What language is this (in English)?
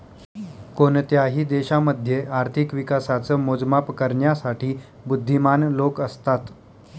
Marathi